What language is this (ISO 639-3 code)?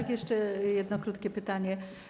pol